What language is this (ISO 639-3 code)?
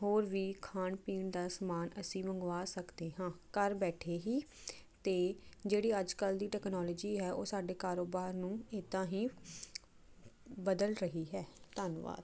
pan